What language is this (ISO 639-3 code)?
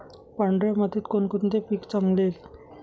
mar